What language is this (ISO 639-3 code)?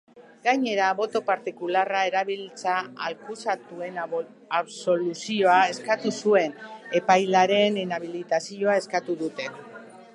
eus